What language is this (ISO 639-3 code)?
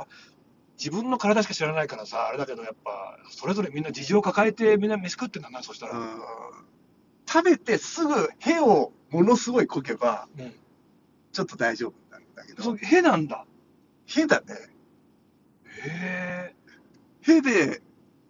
jpn